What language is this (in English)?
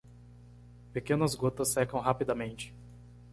Portuguese